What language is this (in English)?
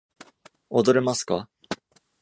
Japanese